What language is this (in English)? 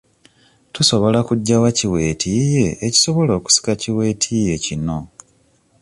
Ganda